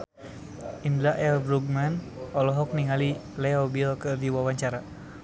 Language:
Sundanese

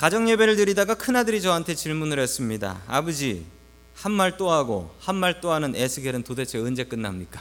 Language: Korean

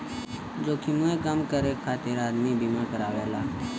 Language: Bhojpuri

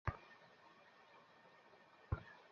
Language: Bangla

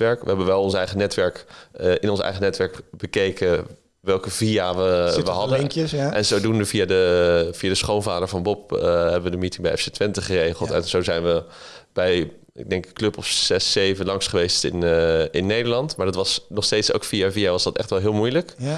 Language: Dutch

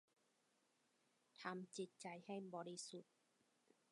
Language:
Thai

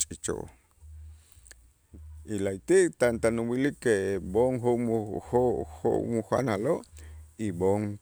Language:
Itzá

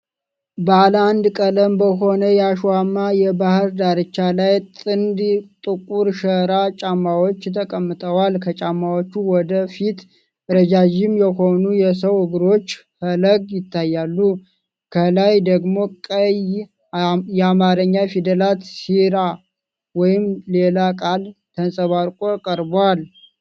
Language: Amharic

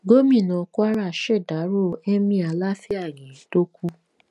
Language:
Yoruba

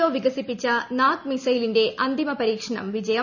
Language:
Malayalam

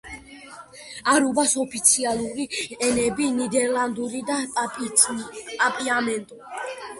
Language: Georgian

